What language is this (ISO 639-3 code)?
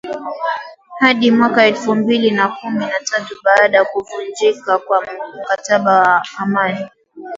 swa